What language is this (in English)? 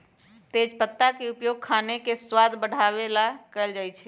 Magahi